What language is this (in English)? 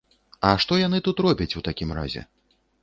Belarusian